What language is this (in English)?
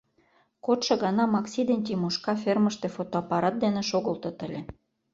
Mari